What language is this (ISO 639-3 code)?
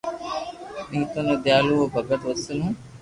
lrk